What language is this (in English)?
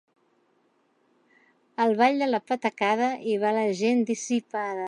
Catalan